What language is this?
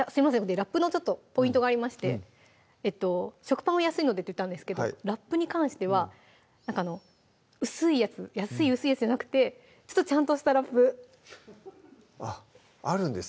Japanese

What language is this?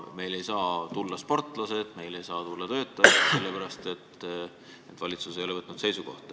Estonian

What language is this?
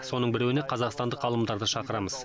Kazakh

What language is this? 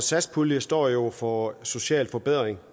Danish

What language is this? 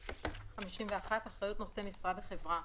Hebrew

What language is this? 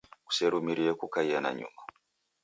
Taita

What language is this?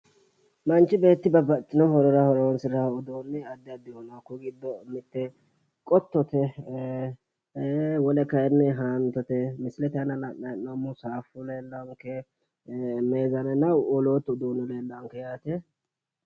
Sidamo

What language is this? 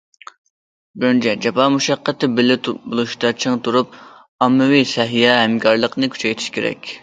Uyghur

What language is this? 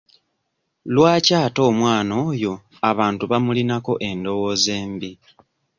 Ganda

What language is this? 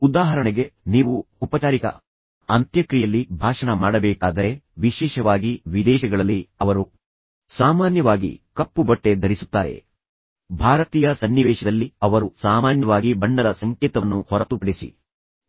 Kannada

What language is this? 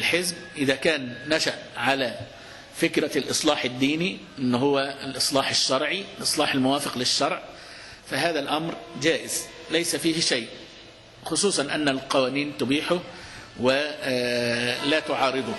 Arabic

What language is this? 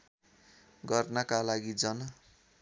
Nepali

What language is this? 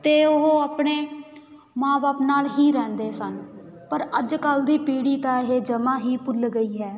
Punjabi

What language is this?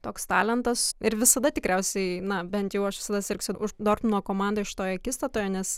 Lithuanian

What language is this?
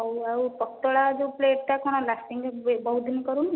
Odia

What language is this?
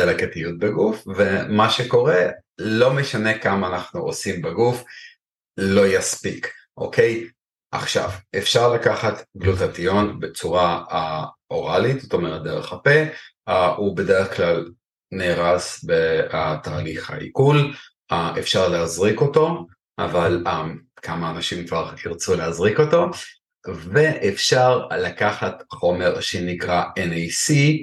Hebrew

